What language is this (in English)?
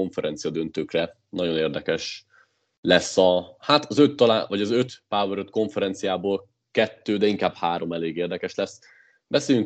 Hungarian